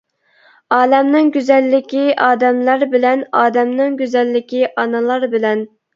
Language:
Uyghur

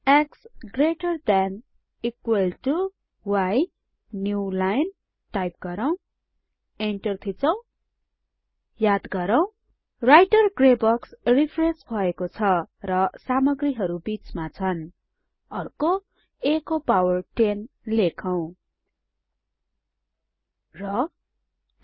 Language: Nepali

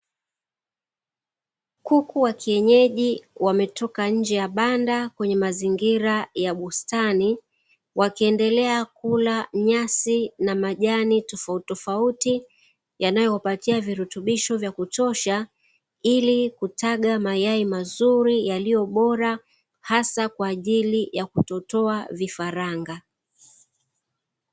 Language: Swahili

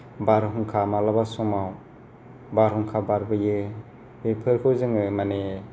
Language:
Bodo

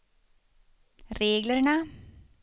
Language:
Swedish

